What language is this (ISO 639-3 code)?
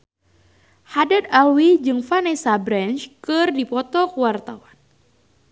sun